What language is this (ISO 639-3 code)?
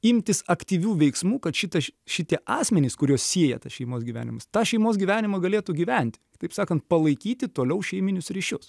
lit